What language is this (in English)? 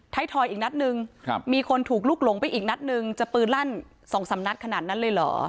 Thai